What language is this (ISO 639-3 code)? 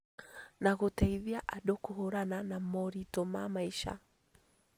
kik